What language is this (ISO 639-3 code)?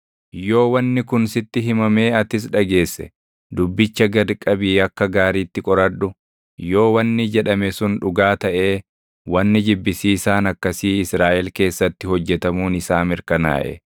orm